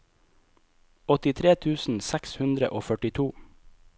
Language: Norwegian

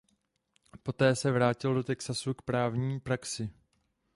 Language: Czech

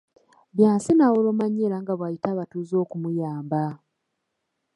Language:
Ganda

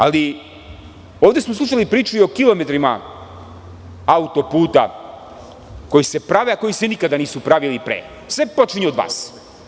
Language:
Serbian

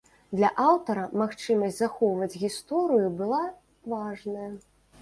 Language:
Belarusian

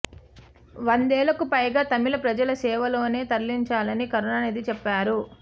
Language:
Telugu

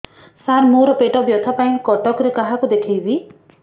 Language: Odia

